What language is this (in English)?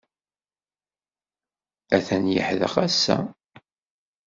Kabyle